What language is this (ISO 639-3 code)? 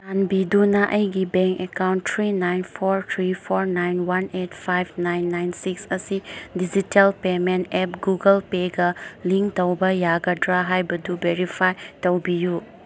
mni